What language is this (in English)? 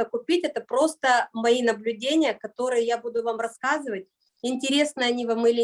Russian